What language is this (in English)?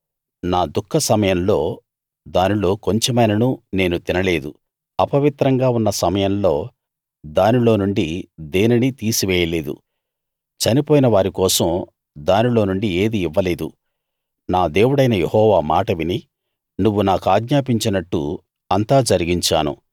Telugu